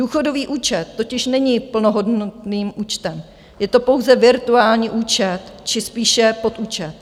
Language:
Czech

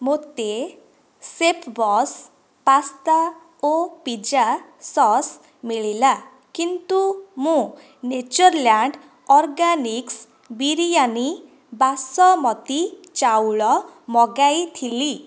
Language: Odia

